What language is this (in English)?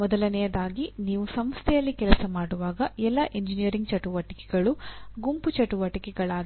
Kannada